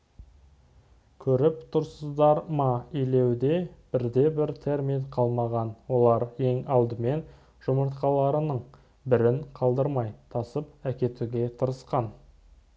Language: Kazakh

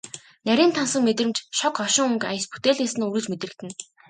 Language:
Mongolian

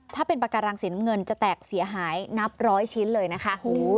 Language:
Thai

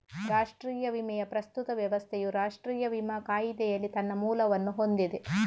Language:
Kannada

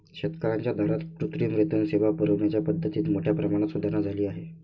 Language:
Marathi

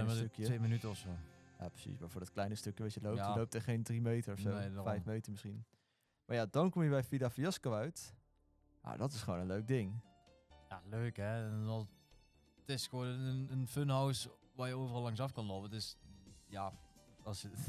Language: Dutch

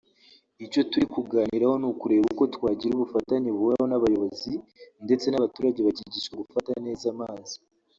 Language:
Kinyarwanda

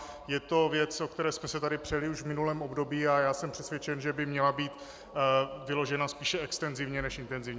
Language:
Czech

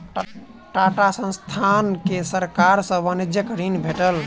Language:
Maithili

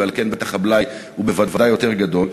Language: Hebrew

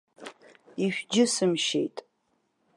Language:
Abkhazian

